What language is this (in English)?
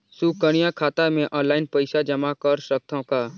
Chhattisgarhi